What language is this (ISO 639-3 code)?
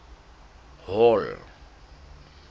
sot